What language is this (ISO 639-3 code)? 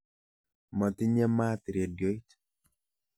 kln